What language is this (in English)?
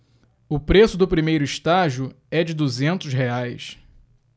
Portuguese